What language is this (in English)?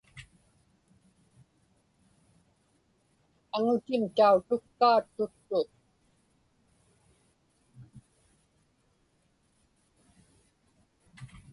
Inupiaq